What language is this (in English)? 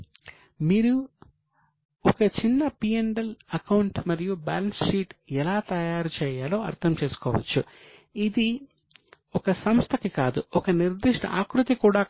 Telugu